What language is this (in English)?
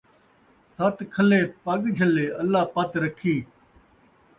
Saraiki